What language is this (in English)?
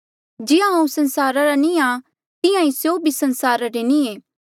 Mandeali